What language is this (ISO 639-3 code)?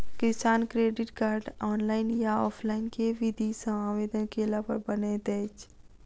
mai